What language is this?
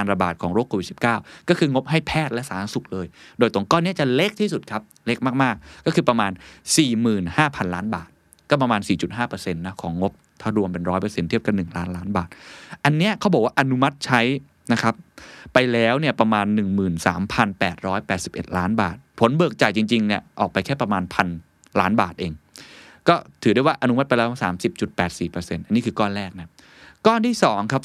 Thai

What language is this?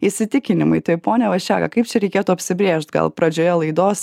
Lithuanian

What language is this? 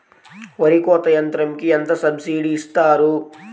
Telugu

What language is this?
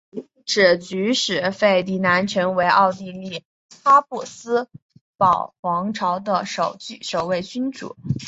Chinese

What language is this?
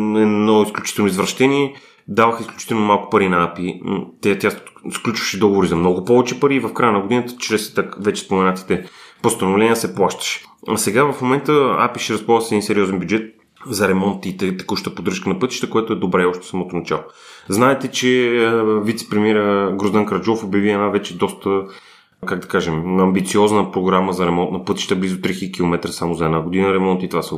Bulgarian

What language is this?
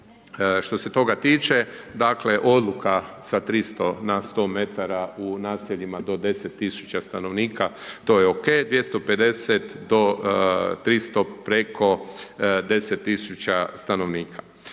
Croatian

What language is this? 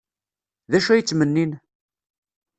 Kabyle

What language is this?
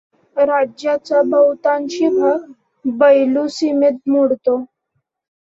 Marathi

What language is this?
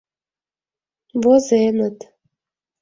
Mari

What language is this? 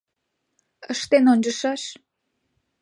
Mari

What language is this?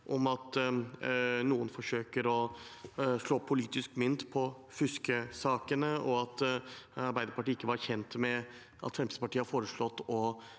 Norwegian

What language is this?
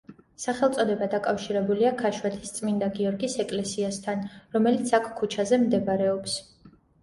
Georgian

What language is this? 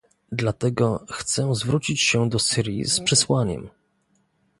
Polish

